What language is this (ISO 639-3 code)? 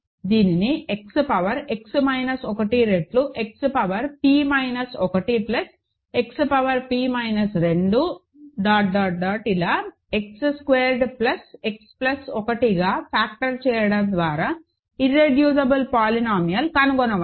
tel